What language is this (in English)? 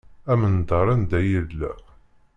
Kabyle